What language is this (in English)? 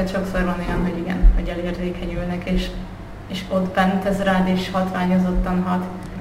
Hungarian